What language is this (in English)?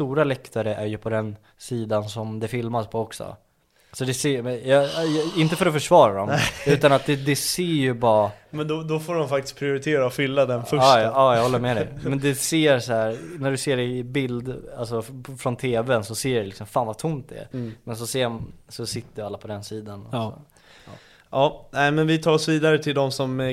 Swedish